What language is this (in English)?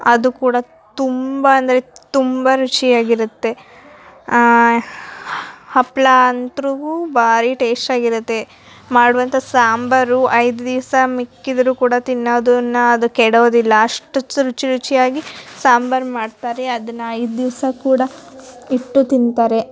Kannada